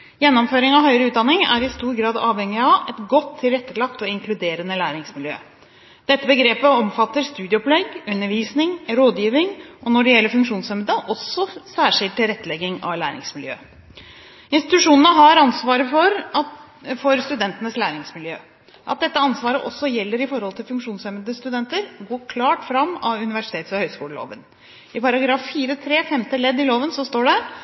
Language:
Norwegian Bokmål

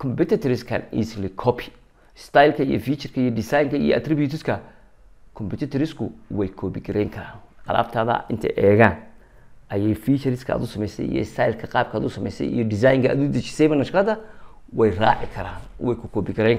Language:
Arabic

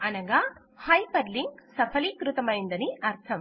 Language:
Telugu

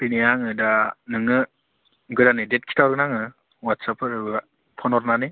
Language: Bodo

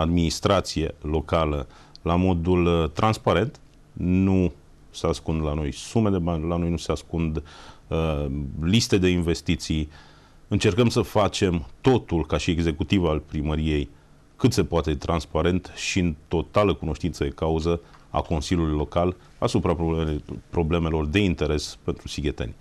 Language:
Romanian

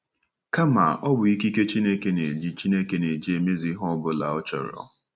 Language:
Igbo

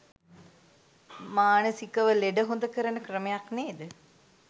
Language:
Sinhala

